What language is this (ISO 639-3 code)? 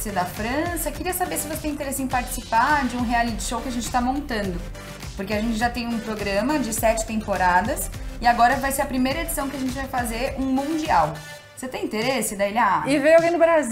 por